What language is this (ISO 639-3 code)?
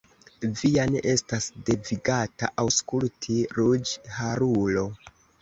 epo